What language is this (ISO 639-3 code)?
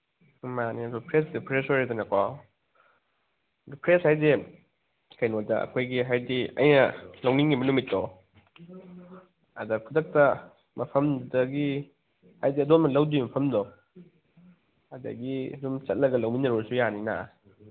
mni